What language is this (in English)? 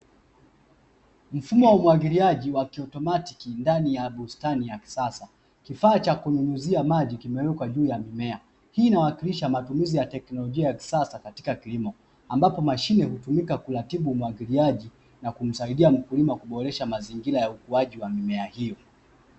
Swahili